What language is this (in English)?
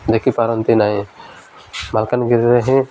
Odia